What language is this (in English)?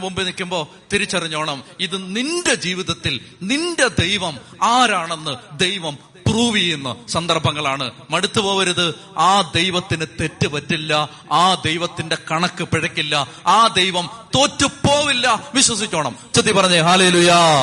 Malayalam